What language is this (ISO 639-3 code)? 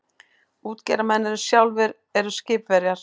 isl